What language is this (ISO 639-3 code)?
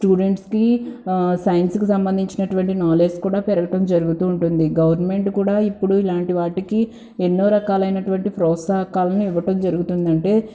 tel